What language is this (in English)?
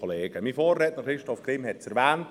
Swiss German